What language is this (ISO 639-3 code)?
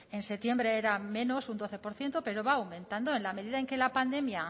spa